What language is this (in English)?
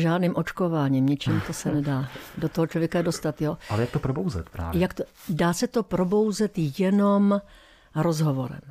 Czech